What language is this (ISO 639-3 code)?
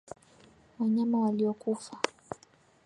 swa